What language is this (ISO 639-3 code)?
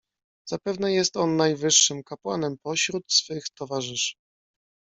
pol